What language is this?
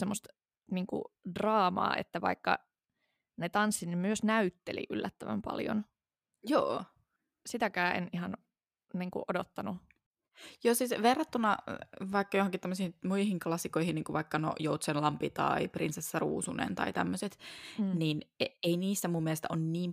Finnish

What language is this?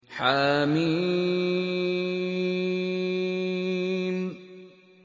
Arabic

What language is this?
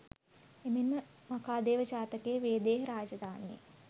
Sinhala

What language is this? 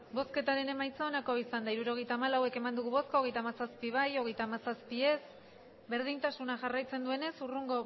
Basque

